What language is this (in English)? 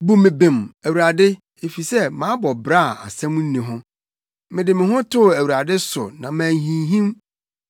Akan